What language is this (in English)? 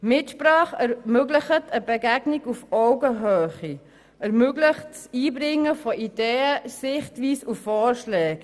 Swiss German